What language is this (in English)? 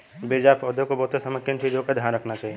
Hindi